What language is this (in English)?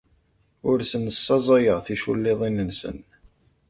Kabyle